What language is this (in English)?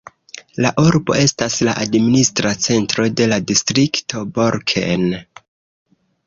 Esperanto